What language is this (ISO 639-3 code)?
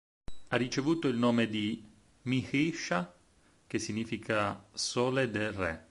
ita